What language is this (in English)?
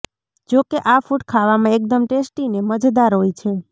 Gujarati